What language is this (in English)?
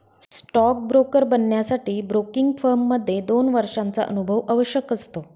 Marathi